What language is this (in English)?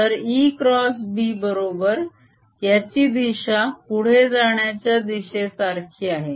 Marathi